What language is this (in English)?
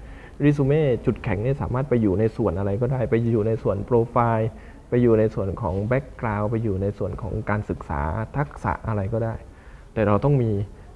Thai